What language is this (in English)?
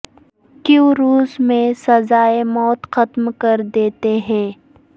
Urdu